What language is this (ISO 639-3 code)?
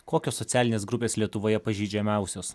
lit